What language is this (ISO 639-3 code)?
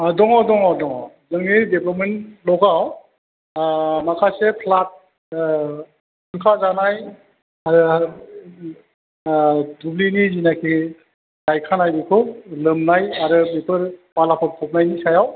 brx